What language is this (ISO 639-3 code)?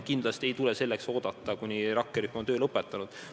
est